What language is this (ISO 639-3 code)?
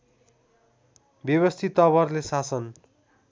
nep